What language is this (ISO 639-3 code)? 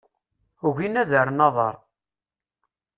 kab